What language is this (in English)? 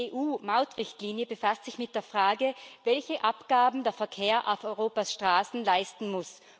German